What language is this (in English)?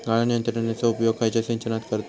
Marathi